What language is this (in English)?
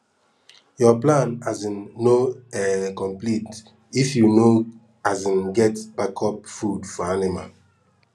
Nigerian Pidgin